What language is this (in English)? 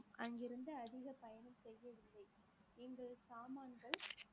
Tamil